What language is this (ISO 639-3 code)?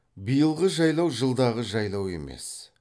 kaz